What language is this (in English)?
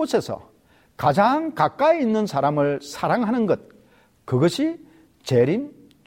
Korean